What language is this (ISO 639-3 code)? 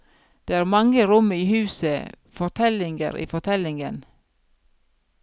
nor